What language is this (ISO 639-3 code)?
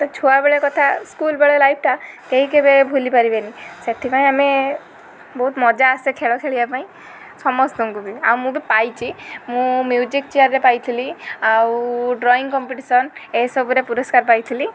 ori